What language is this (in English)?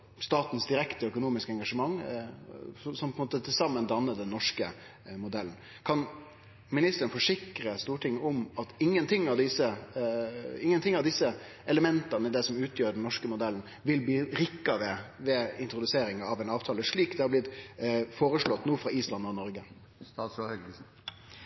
Norwegian Nynorsk